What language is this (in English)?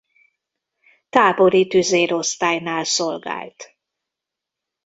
Hungarian